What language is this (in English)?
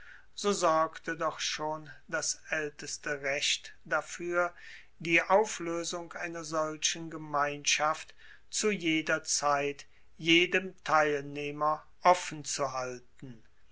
German